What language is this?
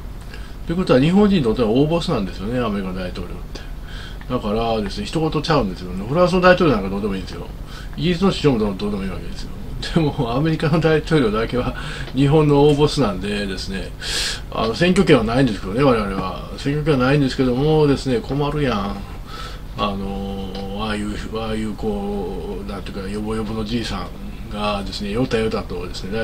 Japanese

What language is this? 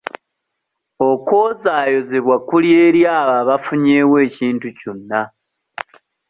Ganda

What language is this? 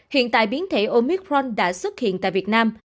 Vietnamese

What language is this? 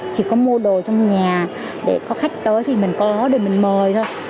Vietnamese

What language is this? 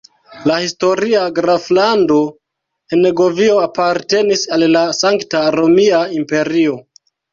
Esperanto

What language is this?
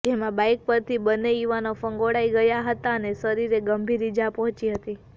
Gujarati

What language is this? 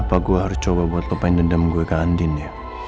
Indonesian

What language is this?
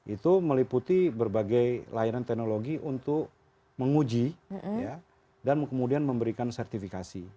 Indonesian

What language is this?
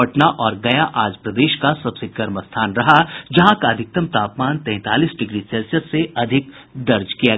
Hindi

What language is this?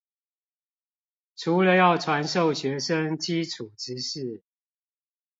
Chinese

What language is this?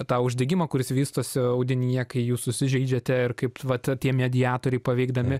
Lithuanian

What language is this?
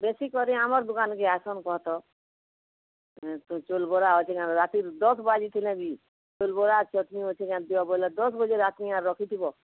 Odia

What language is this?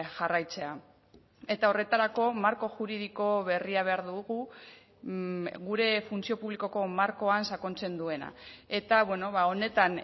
Basque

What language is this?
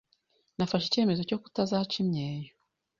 Kinyarwanda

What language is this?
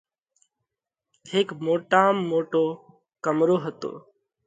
Parkari Koli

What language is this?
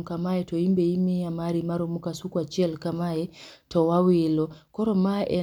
Luo (Kenya and Tanzania)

